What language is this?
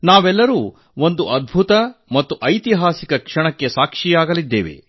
Kannada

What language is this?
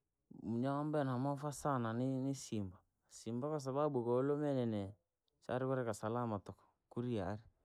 Langi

